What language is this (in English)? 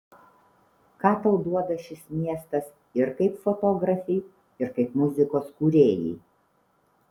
Lithuanian